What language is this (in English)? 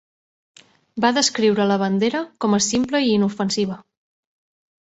Catalan